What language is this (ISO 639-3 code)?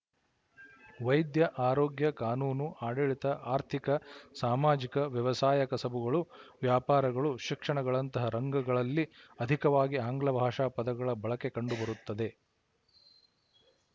kan